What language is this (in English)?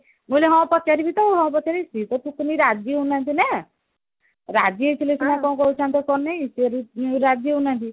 Odia